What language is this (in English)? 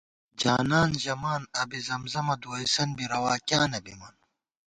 Gawar-Bati